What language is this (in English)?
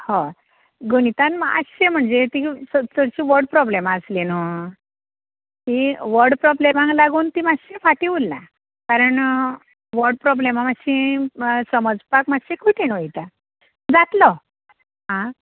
Konkani